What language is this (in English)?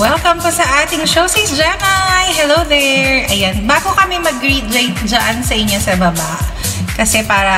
Filipino